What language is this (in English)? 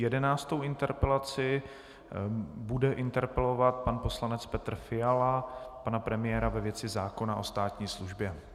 Czech